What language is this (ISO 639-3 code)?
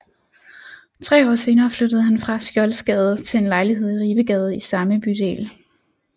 dan